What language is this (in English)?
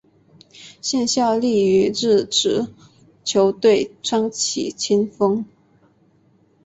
Chinese